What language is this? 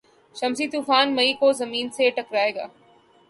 Urdu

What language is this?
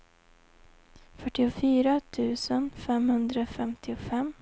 Swedish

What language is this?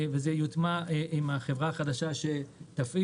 Hebrew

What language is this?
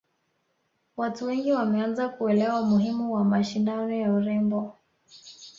Swahili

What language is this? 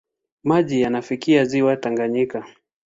Swahili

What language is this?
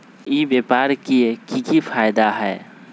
Magahi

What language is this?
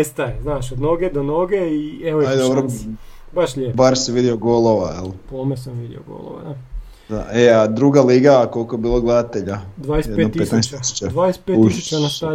Croatian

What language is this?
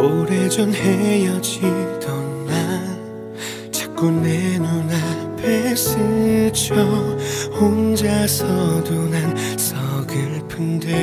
Korean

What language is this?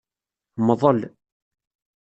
Kabyle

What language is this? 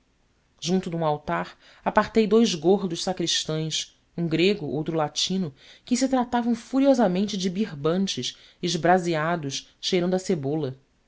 Portuguese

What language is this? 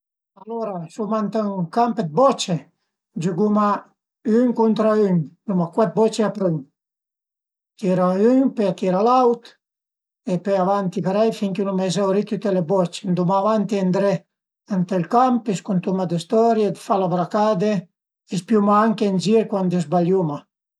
Piedmontese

